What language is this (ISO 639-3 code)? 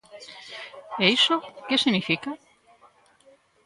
glg